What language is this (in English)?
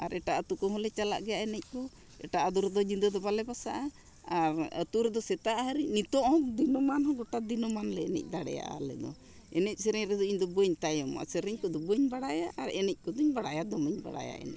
Santali